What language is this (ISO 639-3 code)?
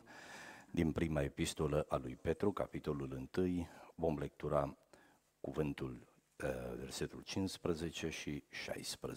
ron